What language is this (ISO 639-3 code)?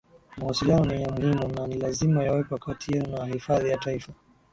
swa